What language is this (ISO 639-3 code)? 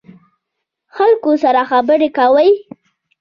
pus